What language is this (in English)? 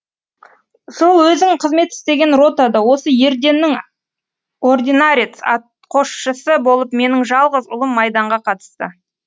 Kazakh